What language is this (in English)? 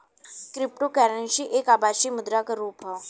Bhojpuri